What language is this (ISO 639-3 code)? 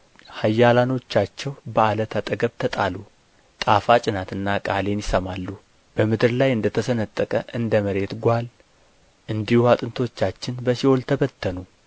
amh